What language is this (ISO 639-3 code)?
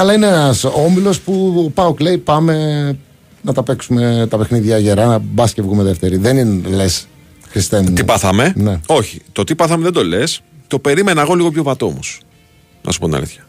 ell